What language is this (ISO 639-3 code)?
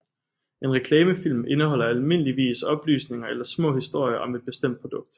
dan